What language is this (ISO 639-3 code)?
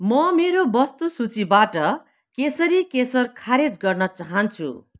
nep